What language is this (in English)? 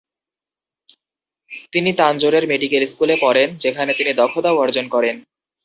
Bangla